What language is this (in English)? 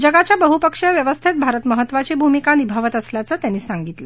Marathi